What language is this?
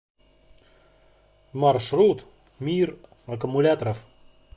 Russian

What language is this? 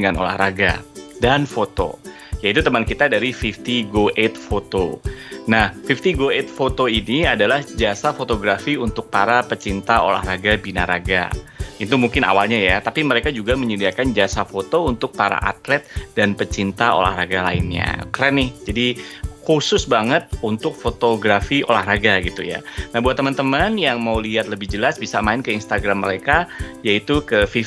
Indonesian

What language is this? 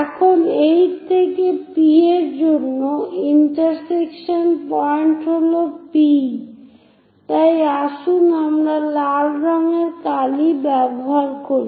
Bangla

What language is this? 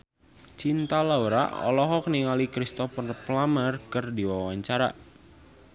Sundanese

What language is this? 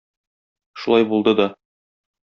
Tatar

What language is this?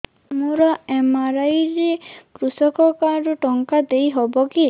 Odia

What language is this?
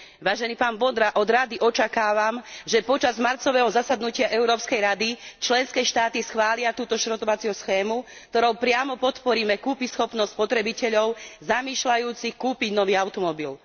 Slovak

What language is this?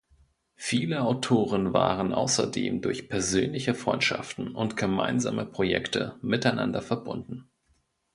German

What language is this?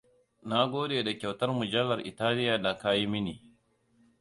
Hausa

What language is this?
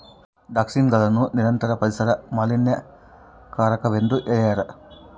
Kannada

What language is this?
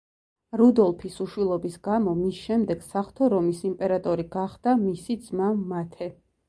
Georgian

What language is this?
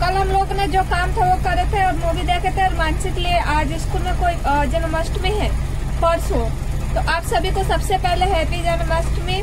Hindi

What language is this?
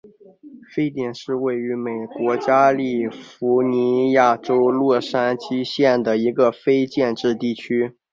Chinese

